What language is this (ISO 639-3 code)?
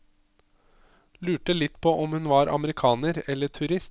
nor